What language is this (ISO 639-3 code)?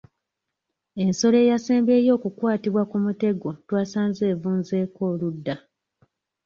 lug